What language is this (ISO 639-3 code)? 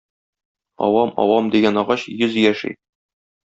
tat